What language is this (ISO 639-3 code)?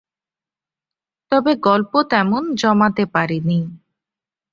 ben